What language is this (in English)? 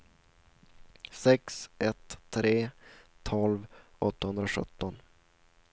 Swedish